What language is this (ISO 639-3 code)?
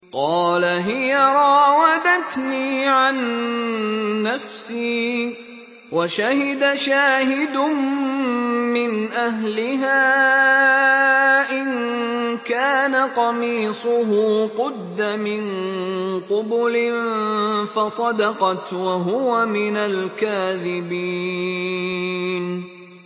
ara